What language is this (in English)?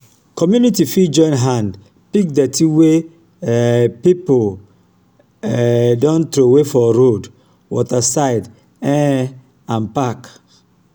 Nigerian Pidgin